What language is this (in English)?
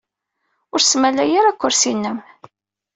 Kabyle